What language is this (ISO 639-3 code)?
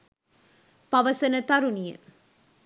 sin